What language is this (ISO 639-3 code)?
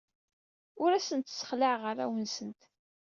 kab